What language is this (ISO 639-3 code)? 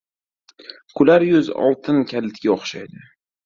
uzb